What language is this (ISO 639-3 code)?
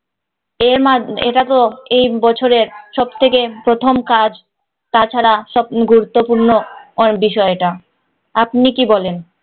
ben